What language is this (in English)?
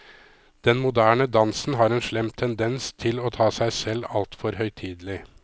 Norwegian